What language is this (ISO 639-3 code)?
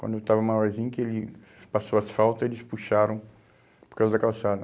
por